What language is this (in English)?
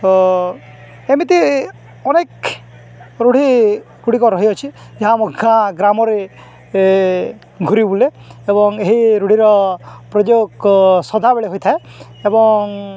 Odia